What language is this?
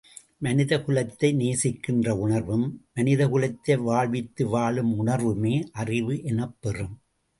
Tamil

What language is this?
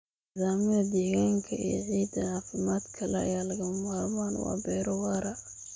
Somali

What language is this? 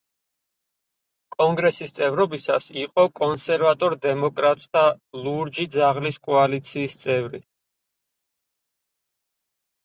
Georgian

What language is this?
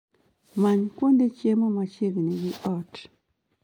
Luo (Kenya and Tanzania)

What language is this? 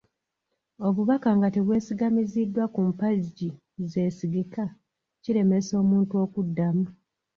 Ganda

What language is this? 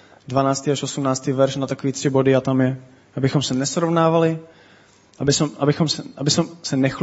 Czech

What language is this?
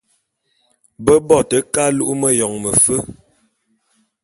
Bulu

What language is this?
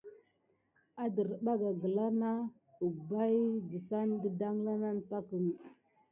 Gidar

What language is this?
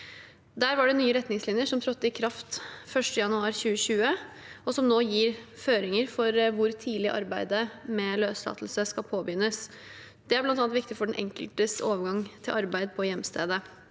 Norwegian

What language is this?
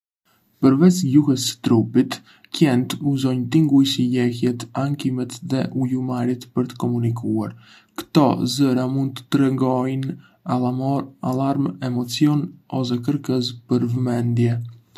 Arbëreshë Albanian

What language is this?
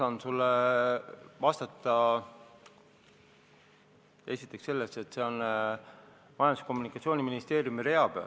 Estonian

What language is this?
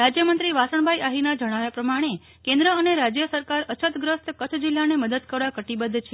Gujarati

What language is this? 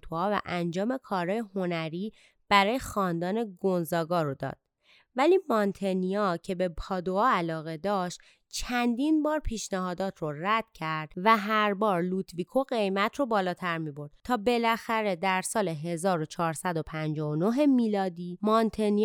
Persian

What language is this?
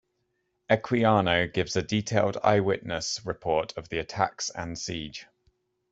English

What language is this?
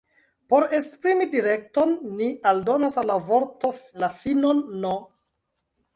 Esperanto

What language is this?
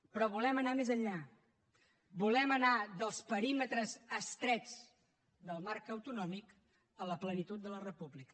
Catalan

